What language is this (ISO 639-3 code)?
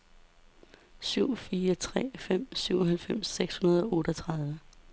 dan